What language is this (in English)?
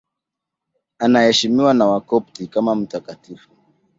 Swahili